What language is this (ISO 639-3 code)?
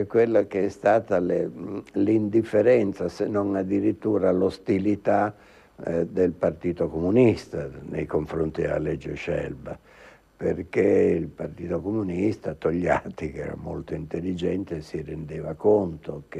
ita